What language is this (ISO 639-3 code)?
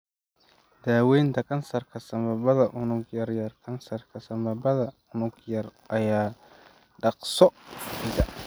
som